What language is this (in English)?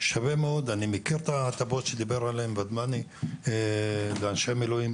Hebrew